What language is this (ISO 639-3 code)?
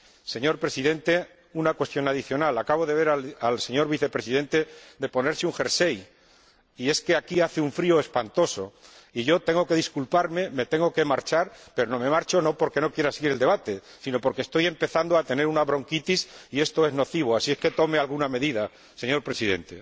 spa